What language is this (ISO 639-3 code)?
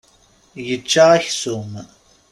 kab